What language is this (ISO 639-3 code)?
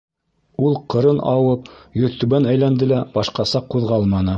bak